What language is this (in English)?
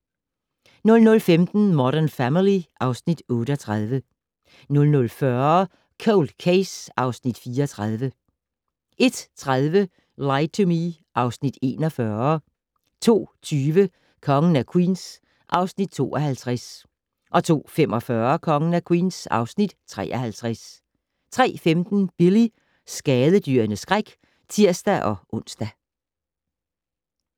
Danish